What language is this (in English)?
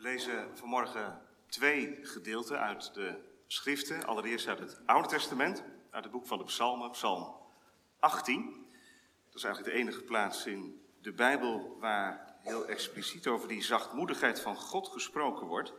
Dutch